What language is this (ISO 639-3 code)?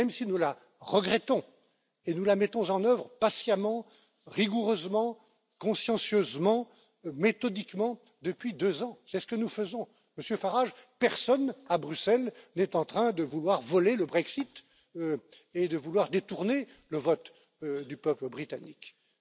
fra